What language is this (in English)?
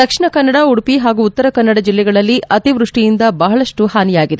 Kannada